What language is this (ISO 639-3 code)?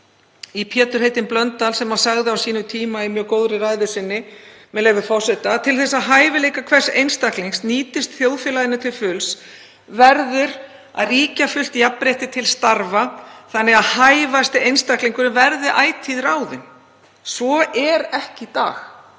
isl